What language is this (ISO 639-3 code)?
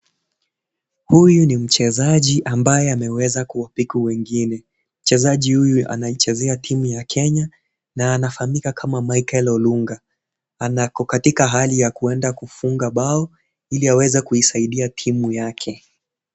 swa